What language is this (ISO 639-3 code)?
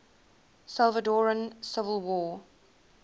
eng